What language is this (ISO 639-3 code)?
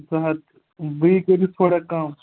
kas